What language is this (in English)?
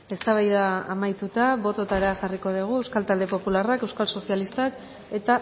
Basque